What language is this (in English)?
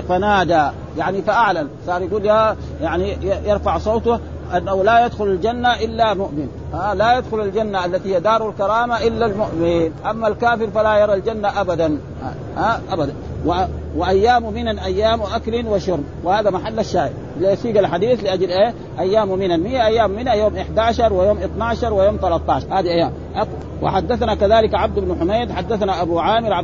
Arabic